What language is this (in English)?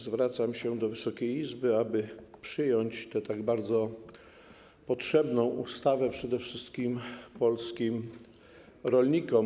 Polish